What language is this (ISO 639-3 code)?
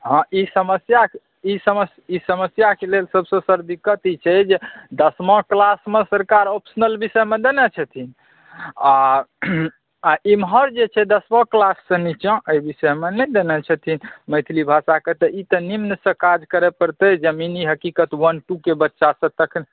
mai